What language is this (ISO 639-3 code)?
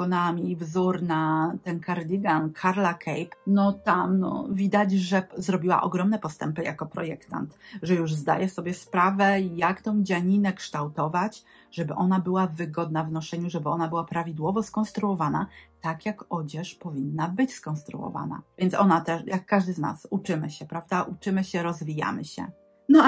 pol